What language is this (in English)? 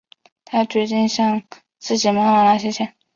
Chinese